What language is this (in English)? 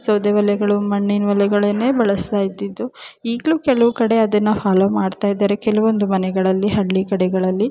Kannada